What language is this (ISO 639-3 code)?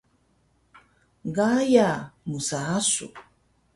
trv